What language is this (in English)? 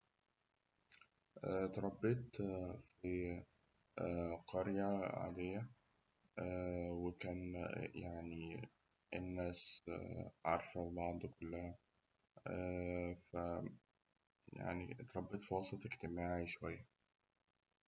Egyptian Arabic